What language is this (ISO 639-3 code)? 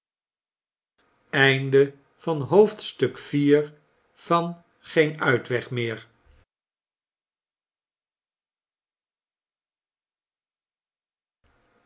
nld